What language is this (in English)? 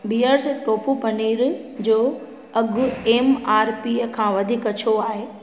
Sindhi